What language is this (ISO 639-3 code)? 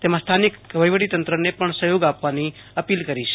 guj